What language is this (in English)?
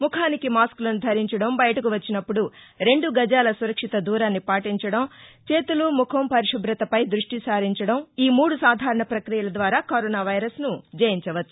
Telugu